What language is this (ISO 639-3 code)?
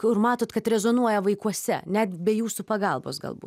lit